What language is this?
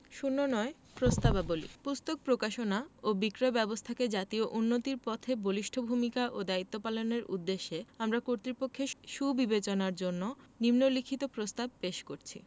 Bangla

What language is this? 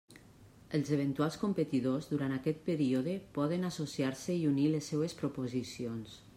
Catalan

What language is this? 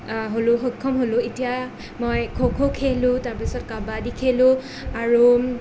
Assamese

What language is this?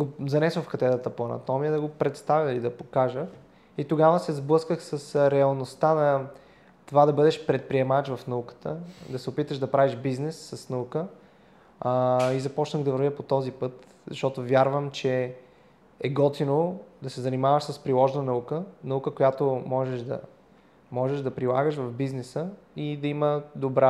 Bulgarian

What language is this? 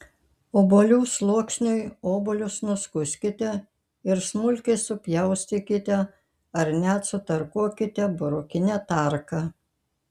Lithuanian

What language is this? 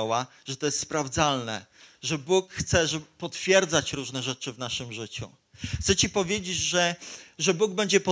Polish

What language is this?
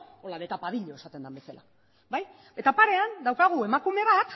Basque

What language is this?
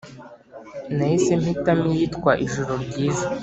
Kinyarwanda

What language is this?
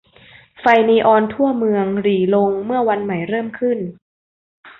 Thai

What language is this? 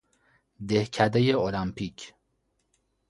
Persian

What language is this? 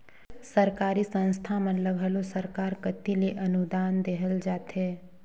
Chhattisgarhi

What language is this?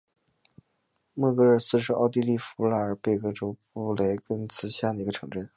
Chinese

